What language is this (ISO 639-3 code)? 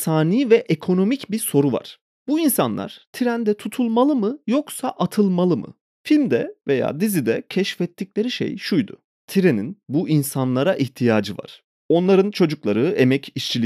tur